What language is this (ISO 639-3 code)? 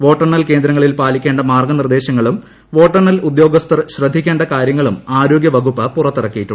mal